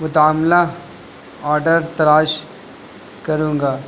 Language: Urdu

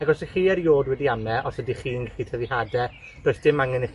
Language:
Welsh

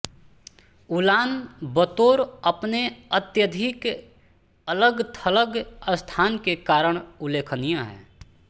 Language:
Hindi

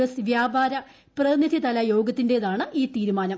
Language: Malayalam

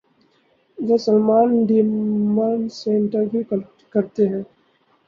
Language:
Urdu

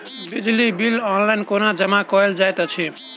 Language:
Maithili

